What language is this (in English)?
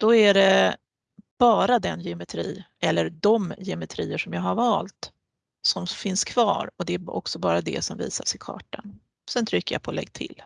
Swedish